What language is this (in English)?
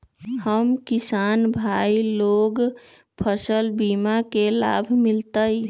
Magahi